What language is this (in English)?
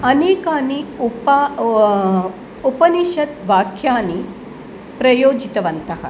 Sanskrit